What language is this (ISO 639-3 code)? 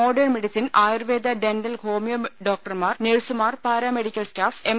mal